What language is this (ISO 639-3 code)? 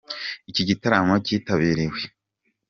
kin